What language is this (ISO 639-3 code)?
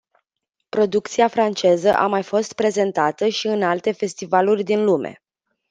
ron